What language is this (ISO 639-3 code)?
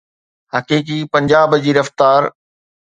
snd